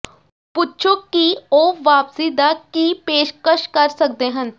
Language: Punjabi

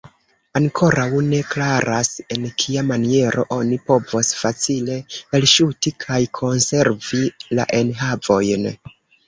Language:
Esperanto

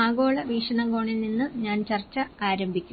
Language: Malayalam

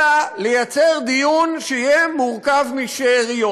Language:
Hebrew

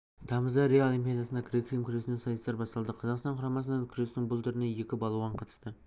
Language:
Kazakh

